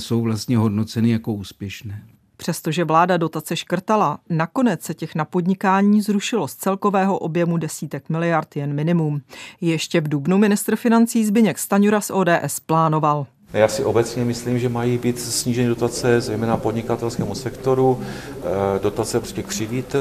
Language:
Czech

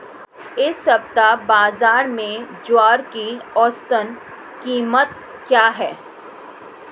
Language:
Hindi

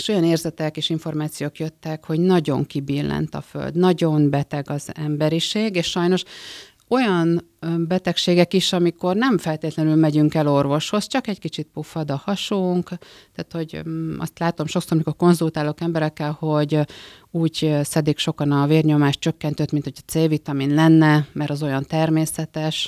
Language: Hungarian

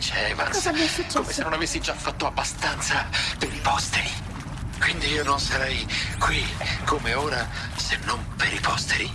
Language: Italian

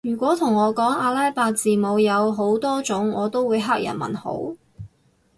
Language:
Cantonese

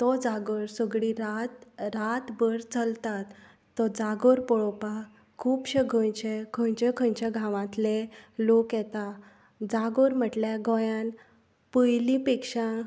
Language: Konkani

